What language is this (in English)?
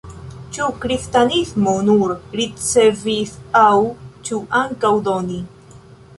Esperanto